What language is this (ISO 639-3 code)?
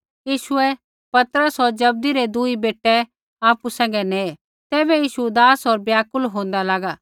kfx